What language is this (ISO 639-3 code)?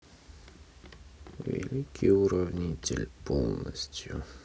rus